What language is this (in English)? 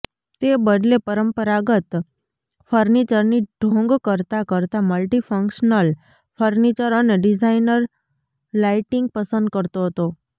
Gujarati